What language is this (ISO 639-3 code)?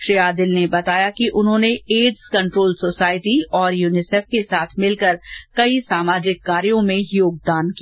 hin